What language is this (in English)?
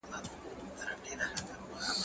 Pashto